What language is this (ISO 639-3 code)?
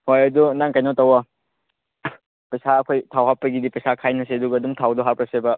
mni